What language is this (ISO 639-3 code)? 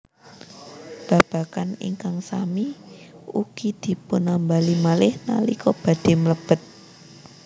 jav